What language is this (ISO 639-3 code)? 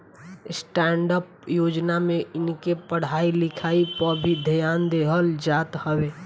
bho